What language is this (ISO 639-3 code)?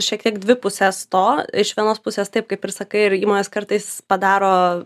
lit